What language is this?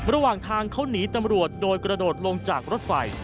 Thai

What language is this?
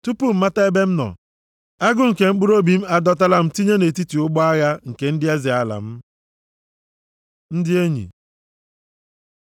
Igbo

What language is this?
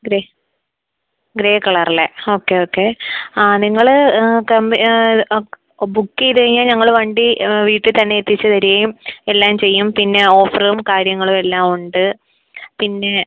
Malayalam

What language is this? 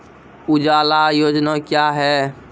Maithili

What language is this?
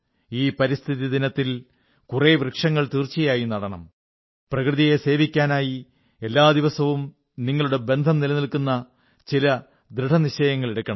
Malayalam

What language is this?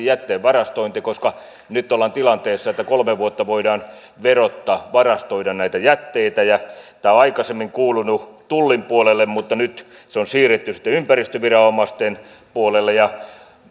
Finnish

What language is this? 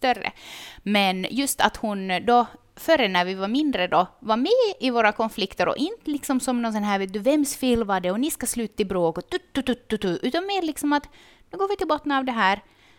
Swedish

